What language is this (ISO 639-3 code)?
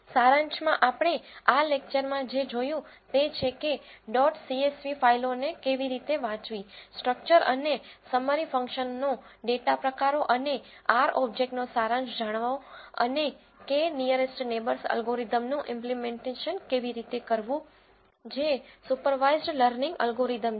guj